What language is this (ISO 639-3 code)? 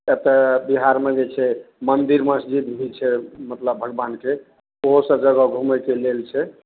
mai